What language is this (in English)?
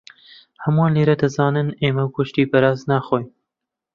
Central Kurdish